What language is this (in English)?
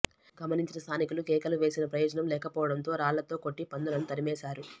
Telugu